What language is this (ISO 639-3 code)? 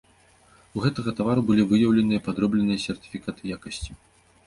bel